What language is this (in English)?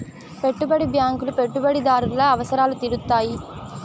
Telugu